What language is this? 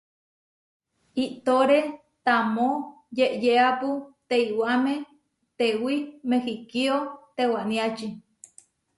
Huarijio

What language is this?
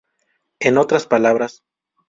Spanish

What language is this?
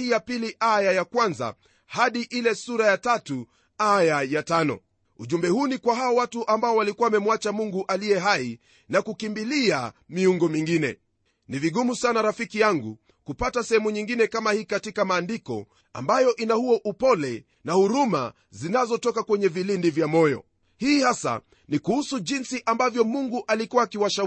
Swahili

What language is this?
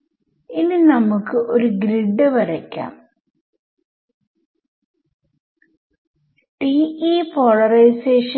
Malayalam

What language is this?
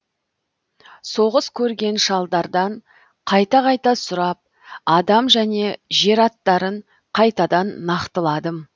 Kazakh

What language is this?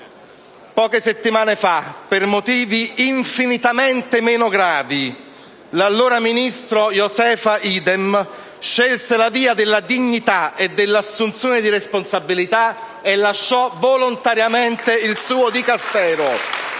Italian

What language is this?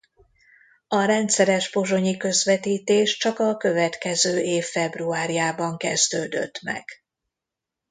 Hungarian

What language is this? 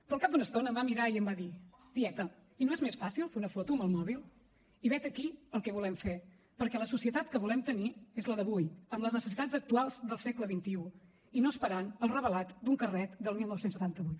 Catalan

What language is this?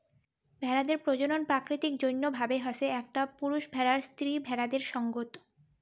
Bangla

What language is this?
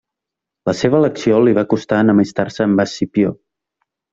Catalan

